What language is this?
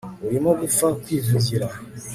Kinyarwanda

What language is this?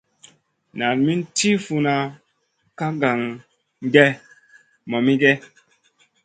Masana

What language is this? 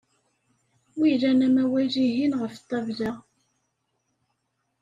Kabyle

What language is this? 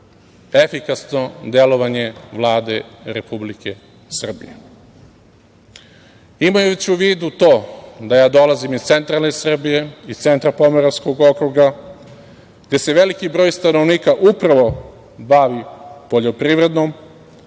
Serbian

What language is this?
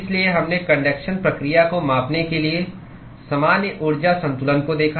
Hindi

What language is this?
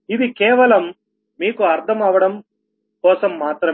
Telugu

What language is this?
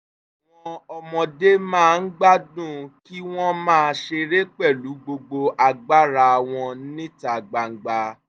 Yoruba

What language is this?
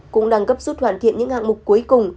Vietnamese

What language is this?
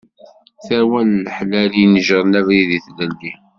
Kabyle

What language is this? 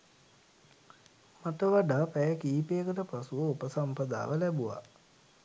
Sinhala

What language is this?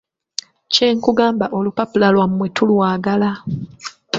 Ganda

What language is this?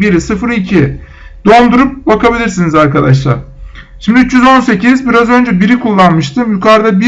Turkish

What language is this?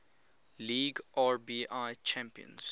English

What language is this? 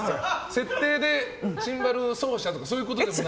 Japanese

